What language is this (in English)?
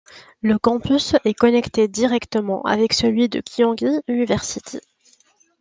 French